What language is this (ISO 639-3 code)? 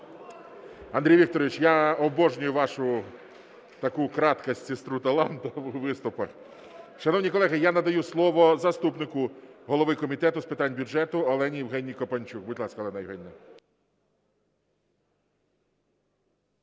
ukr